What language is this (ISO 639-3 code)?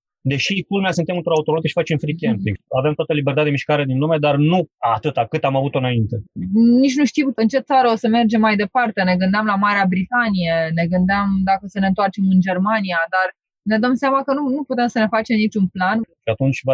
ron